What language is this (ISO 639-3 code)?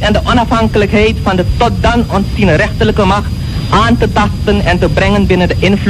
nld